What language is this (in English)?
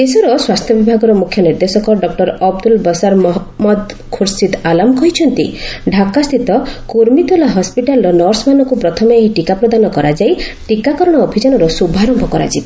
Odia